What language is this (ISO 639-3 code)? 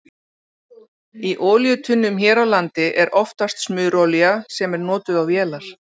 isl